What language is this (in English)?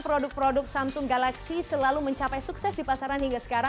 Indonesian